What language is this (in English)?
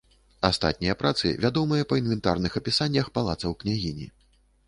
Belarusian